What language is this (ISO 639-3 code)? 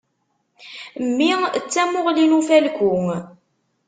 kab